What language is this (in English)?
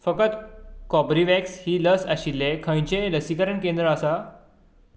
Konkani